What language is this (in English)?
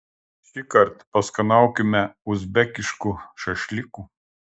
Lithuanian